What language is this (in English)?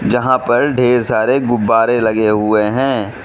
Hindi